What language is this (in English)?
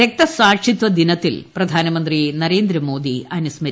Malayalam